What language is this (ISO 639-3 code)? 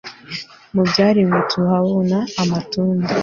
kin